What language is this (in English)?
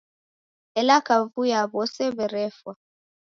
Taita